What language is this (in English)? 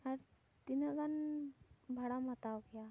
Santali